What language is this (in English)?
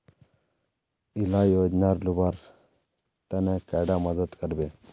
Magahi